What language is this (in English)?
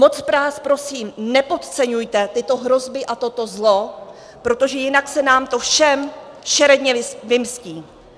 Czech